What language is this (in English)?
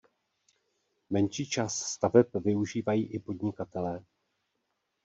Czech